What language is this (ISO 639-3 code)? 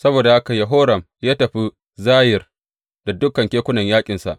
hau